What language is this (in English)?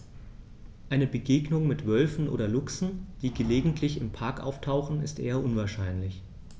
German